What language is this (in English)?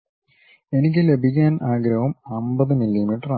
Malayalam